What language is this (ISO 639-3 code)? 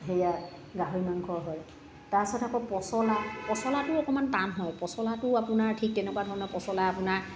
asm